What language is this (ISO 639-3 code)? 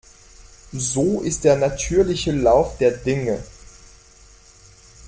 deu